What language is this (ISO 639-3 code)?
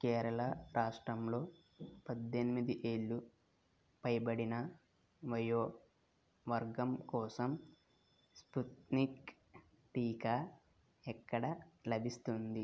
tel